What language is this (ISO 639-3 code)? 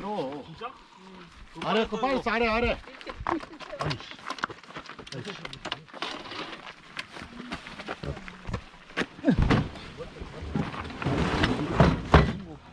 kor